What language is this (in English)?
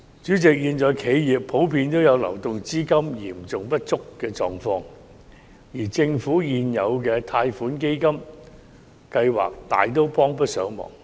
Cantonese